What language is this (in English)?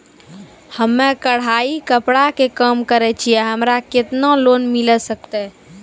Maithili